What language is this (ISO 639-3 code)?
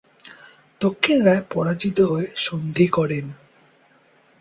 ben